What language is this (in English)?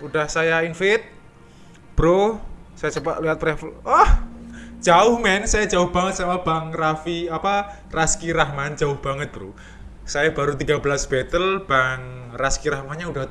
Indonesian